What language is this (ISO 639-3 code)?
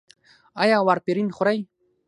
pus